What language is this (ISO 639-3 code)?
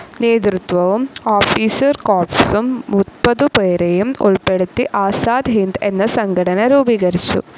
mal